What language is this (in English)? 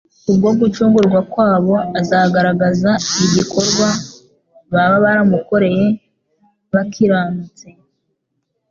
Kinyarwanda